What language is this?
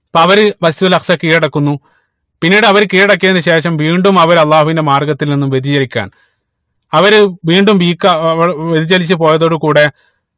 Malayalam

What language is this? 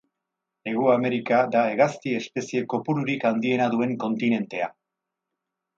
Basque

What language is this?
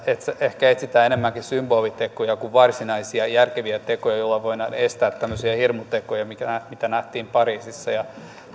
Finnish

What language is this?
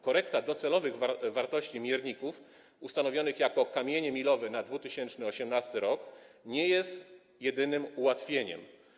Polish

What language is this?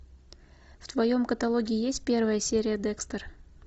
Russian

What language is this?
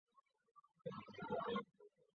Chinese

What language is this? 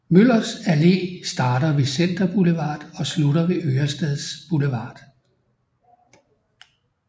Danish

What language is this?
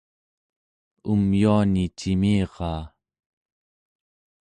Central Yupik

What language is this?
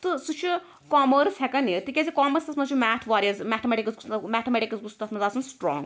Kashmiri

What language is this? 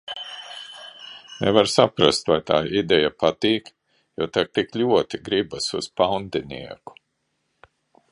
Latvian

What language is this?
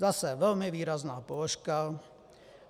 Czech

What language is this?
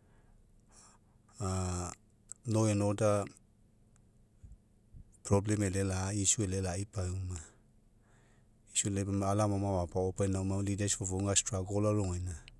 Mekeo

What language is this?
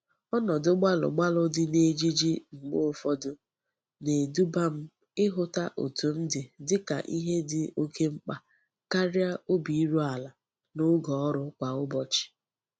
Igbo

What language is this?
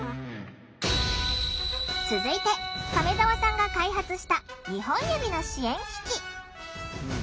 Japanese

